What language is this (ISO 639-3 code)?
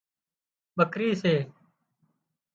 kxp